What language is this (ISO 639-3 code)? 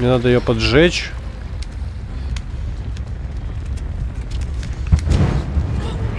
rus